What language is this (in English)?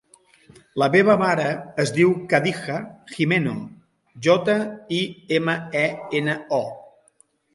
Catalan